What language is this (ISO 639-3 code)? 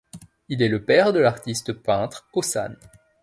fra